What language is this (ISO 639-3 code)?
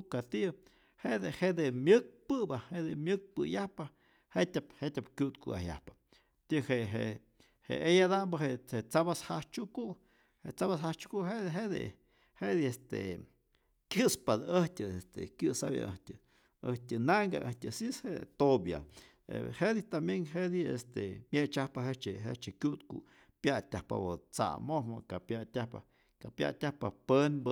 zor